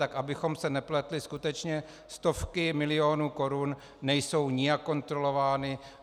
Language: Czech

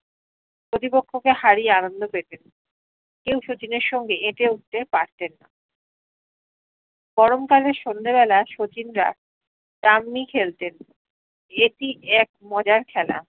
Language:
Bangla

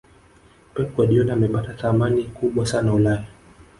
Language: Swahili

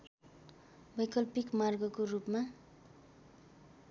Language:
Nepali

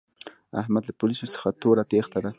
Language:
Pashto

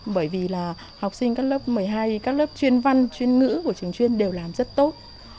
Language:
Vietnamese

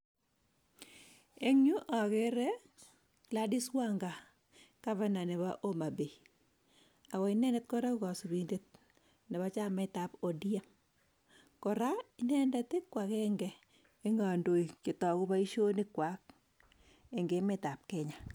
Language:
Kalenjin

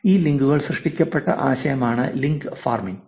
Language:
Malayalam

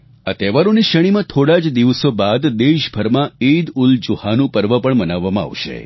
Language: Gujarati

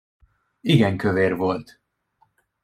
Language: Hungarian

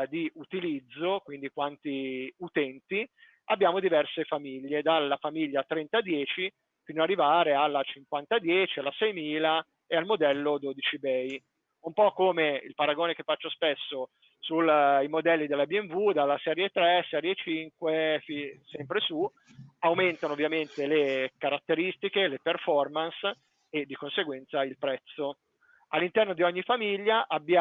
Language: Italian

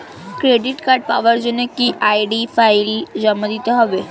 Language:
Bangla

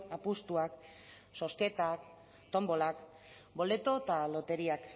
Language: Basque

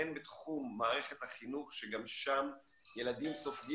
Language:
Hebrew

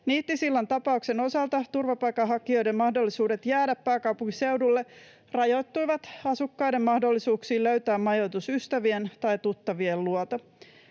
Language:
Finnish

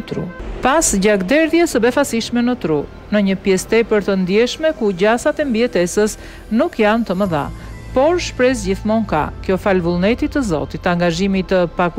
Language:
Romanian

